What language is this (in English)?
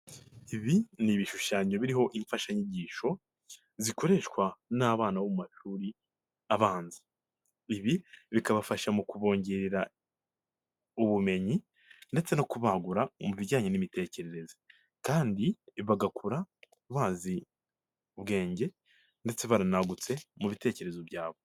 Kinyarwanda